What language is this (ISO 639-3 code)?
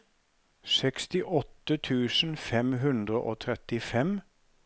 nor